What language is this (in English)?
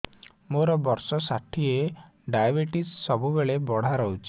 Odia